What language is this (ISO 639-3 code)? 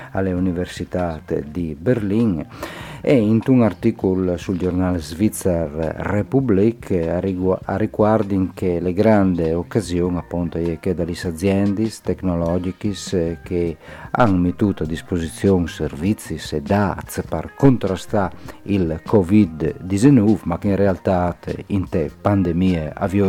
ita